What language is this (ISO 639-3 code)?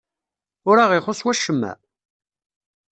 kab